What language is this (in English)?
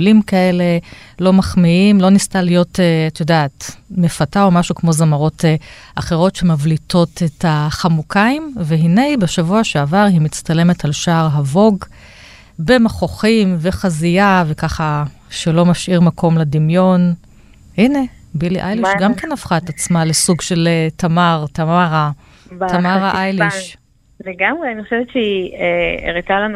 Hebrew